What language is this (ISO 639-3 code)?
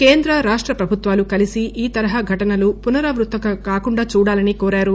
tel